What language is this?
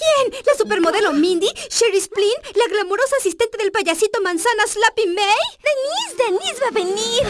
Spanish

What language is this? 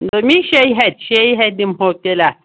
Kashmiri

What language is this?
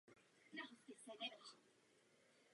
Czech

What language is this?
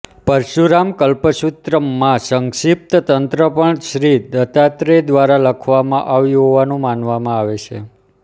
Gujarati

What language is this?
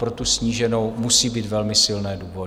Czech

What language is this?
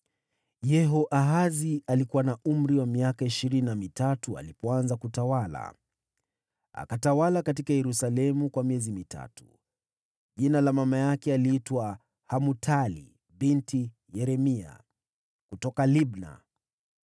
Swahili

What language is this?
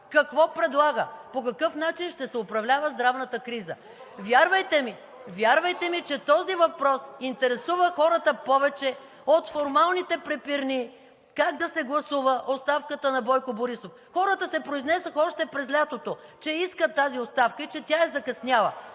Bulgarian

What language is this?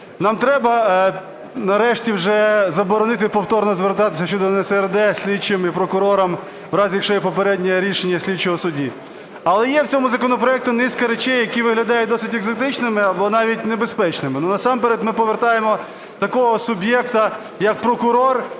Ukrainian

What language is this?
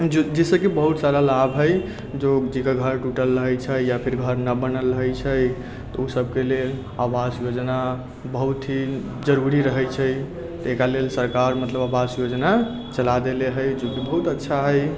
Maithili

